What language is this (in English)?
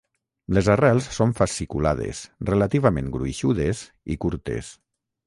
Catalan